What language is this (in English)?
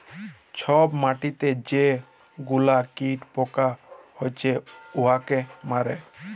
Bangla